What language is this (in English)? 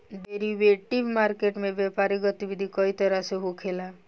Bhojpuri